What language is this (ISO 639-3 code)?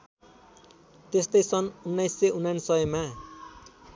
nep